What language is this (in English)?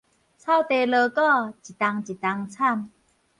Min Nan Chinese